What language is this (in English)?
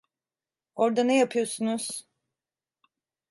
Turkish